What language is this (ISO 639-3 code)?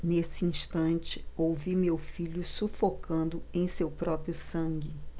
por